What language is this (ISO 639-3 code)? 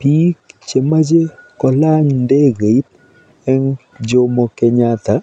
kln